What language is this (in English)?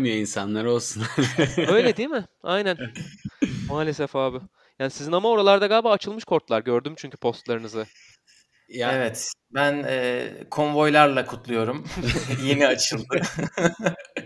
Turkish